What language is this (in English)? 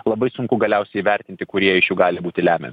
Lithuanian